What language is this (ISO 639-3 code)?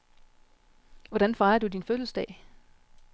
dan